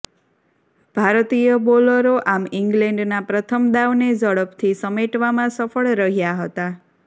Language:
Gujarati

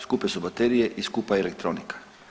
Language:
Croatian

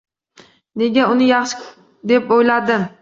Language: Uzbek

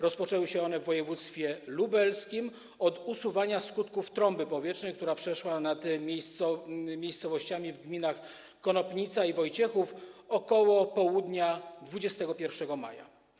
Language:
Polish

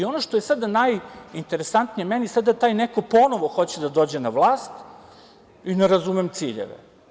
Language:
Serbian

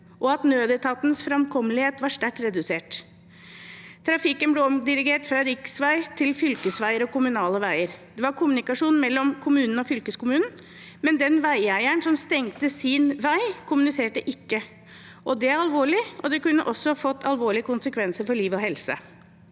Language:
Norwegian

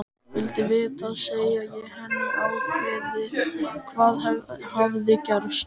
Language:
Icelandic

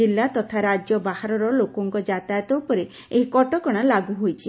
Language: Odia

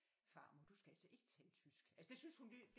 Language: Danish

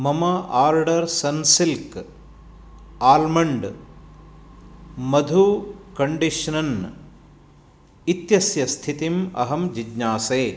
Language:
Sanskrit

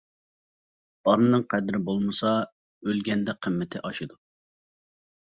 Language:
Uyghur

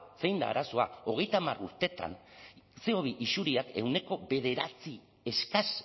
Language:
Basque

